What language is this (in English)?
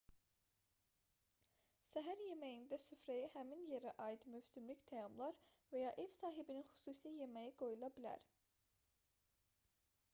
Azerbaijani